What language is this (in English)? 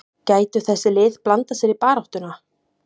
Icelandic